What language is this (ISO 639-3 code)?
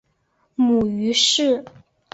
zho